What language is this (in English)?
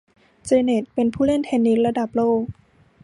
Thai